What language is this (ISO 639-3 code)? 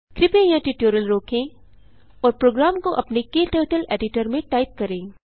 hin